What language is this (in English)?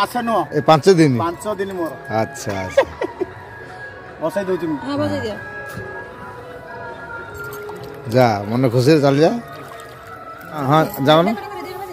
Indonesian